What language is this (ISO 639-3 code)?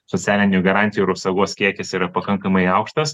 lit